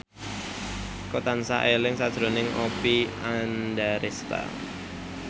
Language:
Javanese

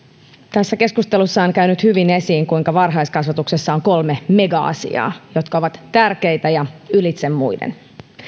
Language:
Finnish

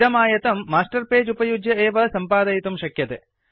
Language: Sanskrit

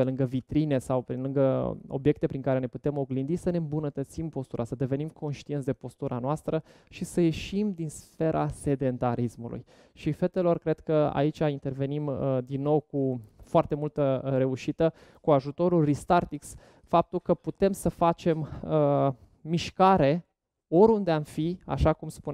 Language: Romanian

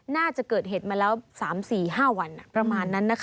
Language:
Thai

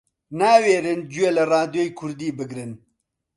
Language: Central Kurdish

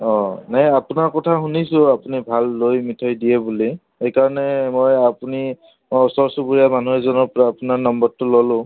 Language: Assamese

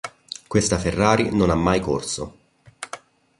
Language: Italian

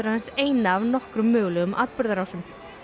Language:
Icelandic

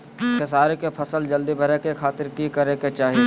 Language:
Magahi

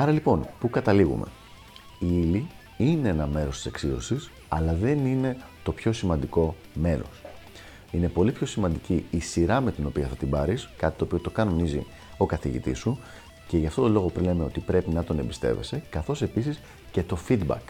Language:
Greek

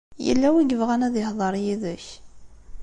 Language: Kabyle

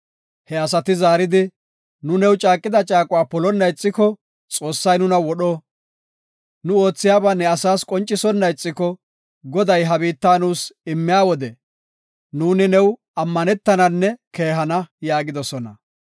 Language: Gofa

